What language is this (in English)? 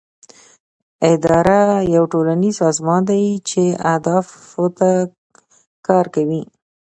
Pashto